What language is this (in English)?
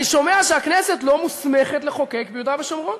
Hebrew